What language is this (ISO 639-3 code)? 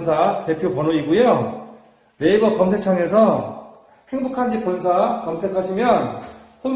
kor